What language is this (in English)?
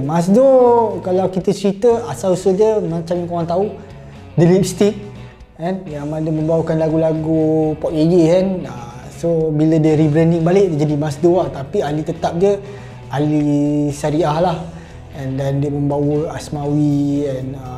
Malay